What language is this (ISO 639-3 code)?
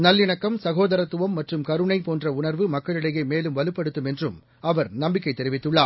tam